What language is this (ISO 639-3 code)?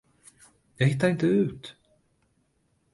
swe